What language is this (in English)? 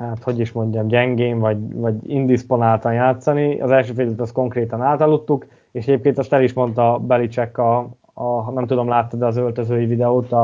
Hungarian